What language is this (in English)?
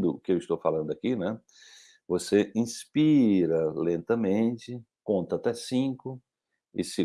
Portuguese